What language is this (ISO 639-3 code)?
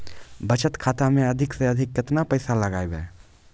mai